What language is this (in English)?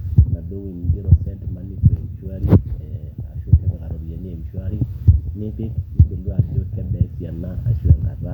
Masai